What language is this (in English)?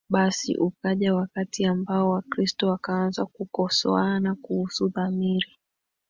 Swahili